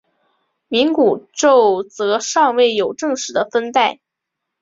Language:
Chinese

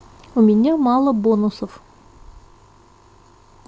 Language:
Russian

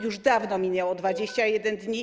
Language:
Polish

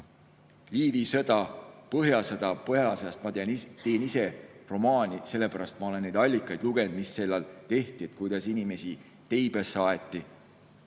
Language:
Estonian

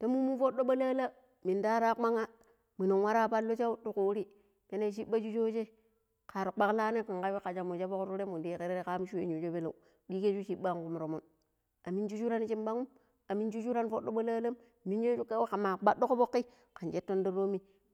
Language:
Pero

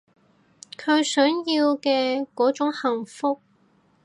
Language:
Cantonese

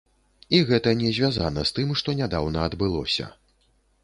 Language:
Belarusian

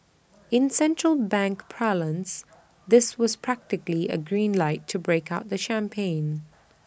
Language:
English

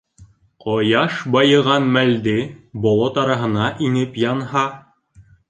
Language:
Bashkir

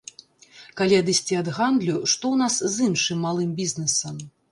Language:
Belarusian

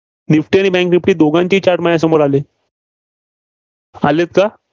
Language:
Marathi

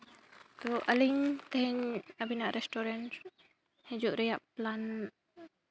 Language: Santali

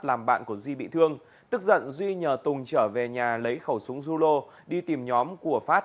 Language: Vietnamese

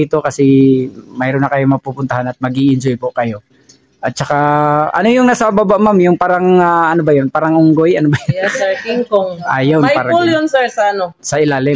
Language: Filipino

